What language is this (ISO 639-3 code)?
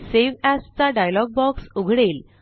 mar